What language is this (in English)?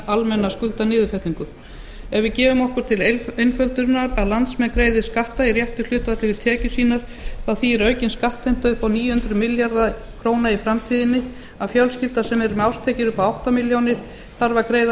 Icelandic